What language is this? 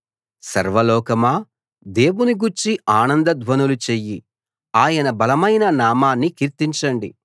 Telugu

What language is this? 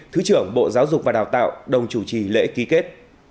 Vietnamese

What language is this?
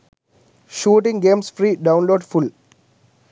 Sinhala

